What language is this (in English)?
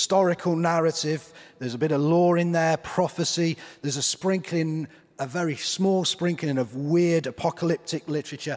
English